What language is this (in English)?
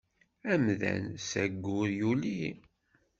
Kabyle